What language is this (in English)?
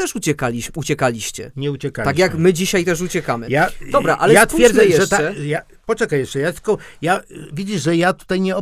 Polish